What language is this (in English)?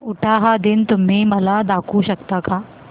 Marathi